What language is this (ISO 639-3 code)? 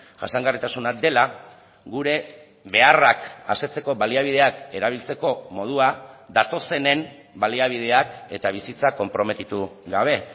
eus